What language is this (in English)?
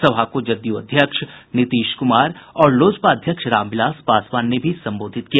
Hindi